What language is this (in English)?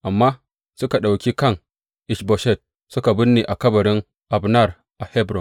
Hausa